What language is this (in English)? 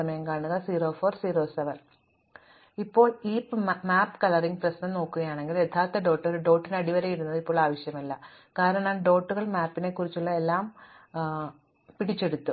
Malayalam